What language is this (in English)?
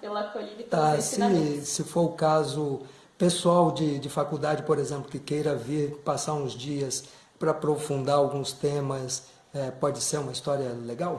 Portuguese